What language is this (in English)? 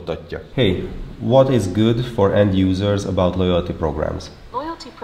Hungarian